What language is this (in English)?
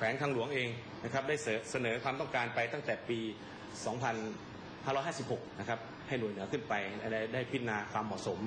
Thai